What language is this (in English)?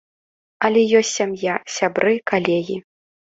Belarusian